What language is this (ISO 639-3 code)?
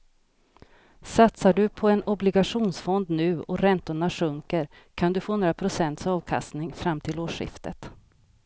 swe